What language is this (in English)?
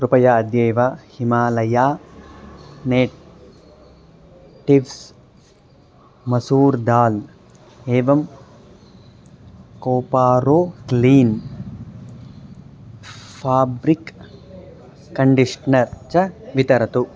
Sanskrit